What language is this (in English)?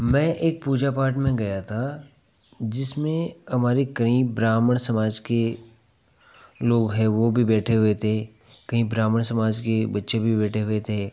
Hindi